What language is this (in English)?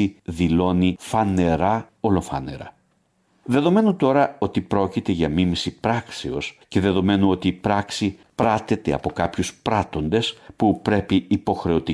Greek